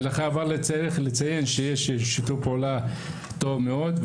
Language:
Hebrew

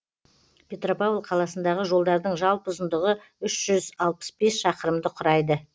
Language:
Kazakh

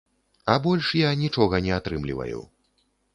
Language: Belarusian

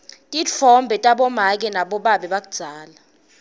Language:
Swati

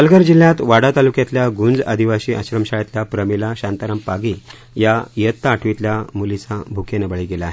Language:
Marathi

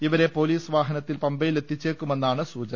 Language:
Malayalam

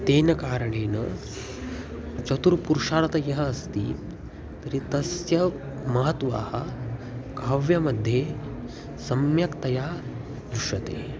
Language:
Sanskrit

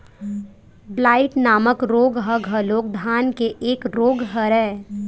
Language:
Chhattisgarhi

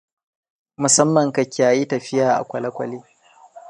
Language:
Hausa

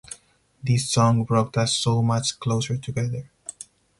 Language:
English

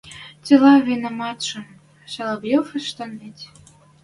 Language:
Western Mari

